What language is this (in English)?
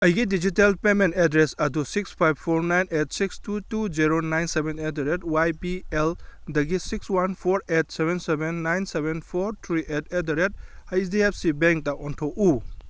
Manipuri